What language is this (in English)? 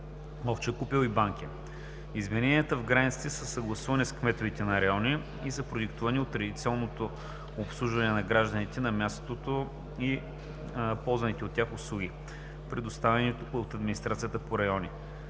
Bulgarian